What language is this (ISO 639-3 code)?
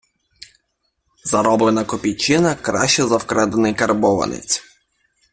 ukr